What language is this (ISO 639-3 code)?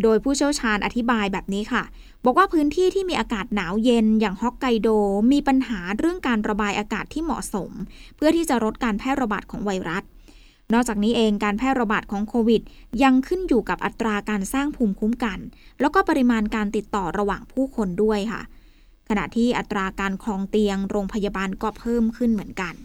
tha